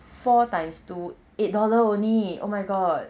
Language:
English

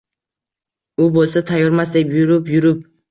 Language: Uzbek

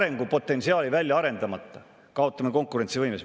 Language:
Estonian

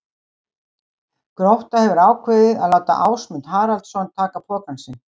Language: Icelandic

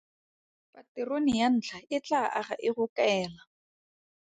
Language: Tswana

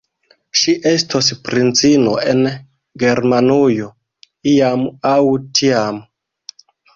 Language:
Esperanto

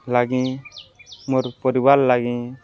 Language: Odia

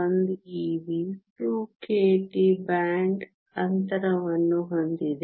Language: Kannada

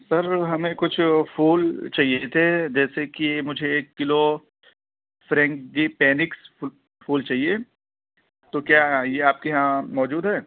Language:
Urdu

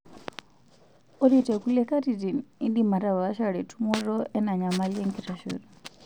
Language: Masai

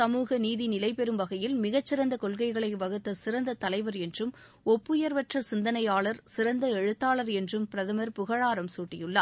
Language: Tamil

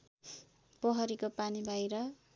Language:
Nepali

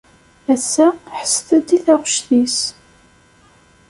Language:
Kabyle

